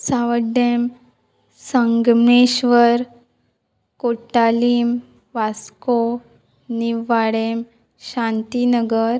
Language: Konkani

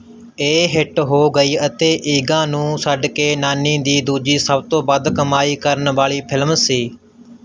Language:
Punjabi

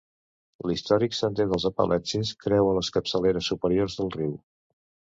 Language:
Catalan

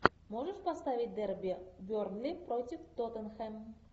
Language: Russian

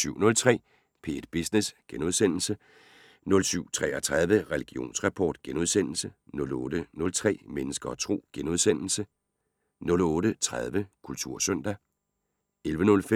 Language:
Danish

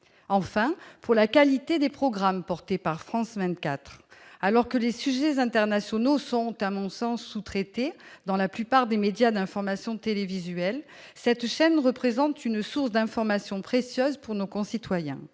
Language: French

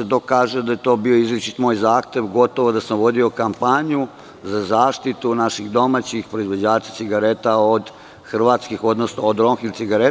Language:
Serbian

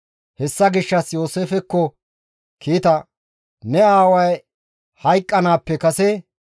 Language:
Gamo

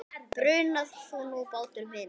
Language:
Icelandic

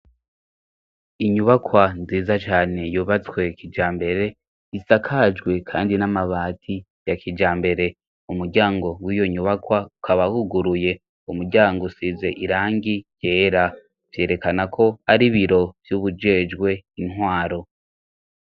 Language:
Rundi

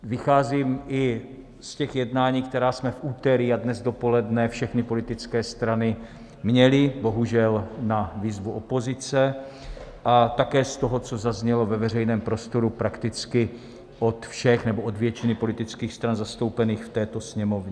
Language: Czech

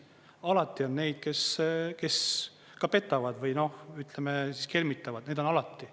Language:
Estonian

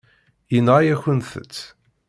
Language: Kabyle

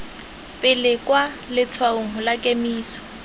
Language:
Tswana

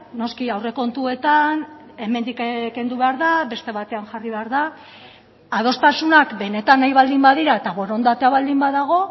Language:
Basque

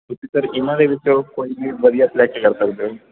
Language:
Punjabi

